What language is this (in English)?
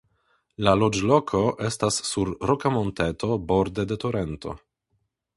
Esperanto